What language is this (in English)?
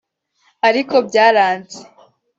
Kinyarwanda